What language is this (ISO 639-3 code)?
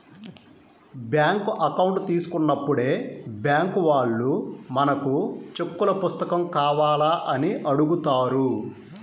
tel